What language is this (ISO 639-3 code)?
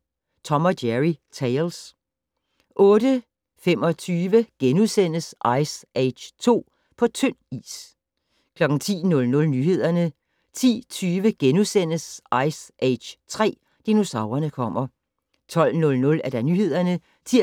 dan